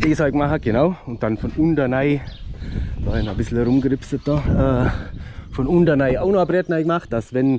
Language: German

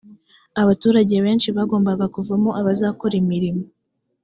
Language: Kinyarwanda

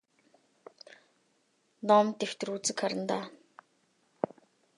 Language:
Mongolian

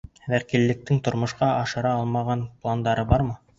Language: Bashkir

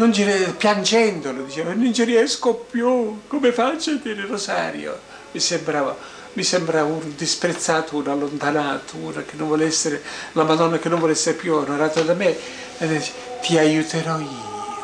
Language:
Italian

